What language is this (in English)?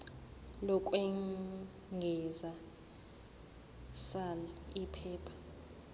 Zulu